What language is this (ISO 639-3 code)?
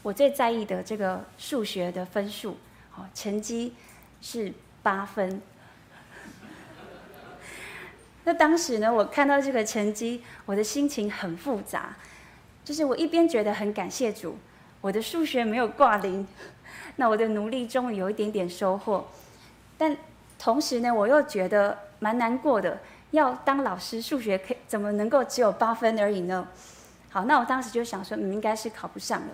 zho